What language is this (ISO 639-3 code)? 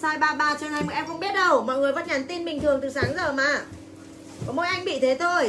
vie